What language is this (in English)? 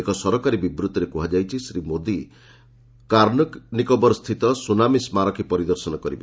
Odia